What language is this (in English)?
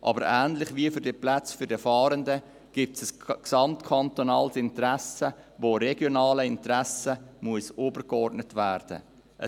Swiss German